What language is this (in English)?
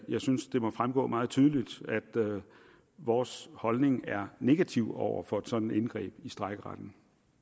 Danish